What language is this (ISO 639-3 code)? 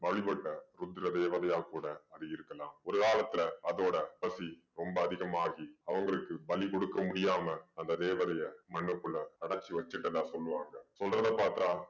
tam